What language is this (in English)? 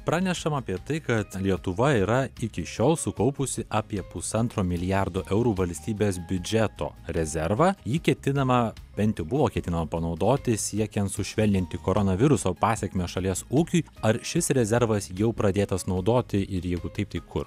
Lithuanian